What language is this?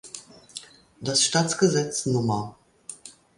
German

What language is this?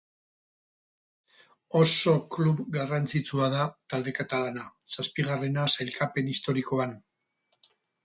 Basque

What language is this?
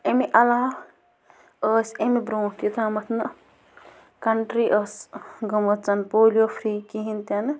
Kashmiri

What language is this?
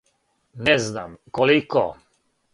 Serbian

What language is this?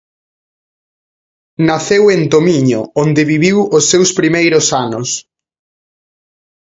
Galician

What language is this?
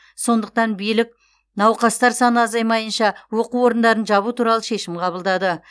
Kazakh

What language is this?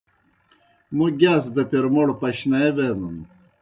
Kohistani Shina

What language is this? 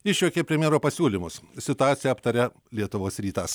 Lithuanian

